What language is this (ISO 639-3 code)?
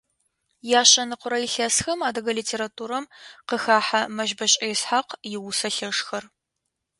ady